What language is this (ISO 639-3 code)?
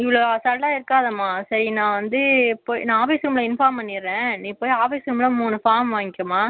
tam